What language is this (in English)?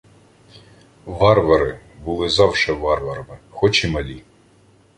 Ukrainian